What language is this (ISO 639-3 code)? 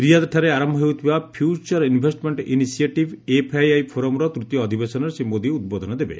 ori